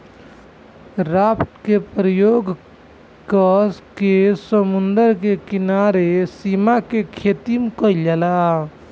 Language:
Bhojpuri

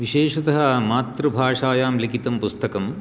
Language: Sanskrit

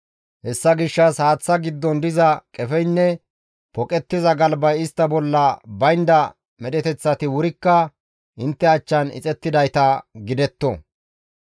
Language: Gamo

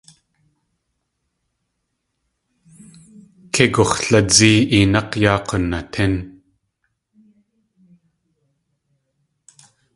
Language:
Tlingit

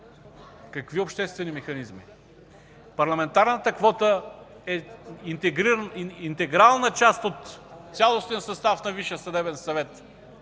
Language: Bulgarian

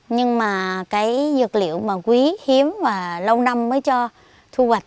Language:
Vietnamese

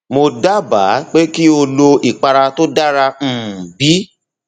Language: Yoruba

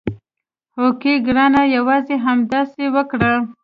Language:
Pashto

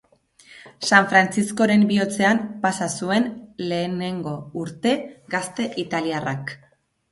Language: Basque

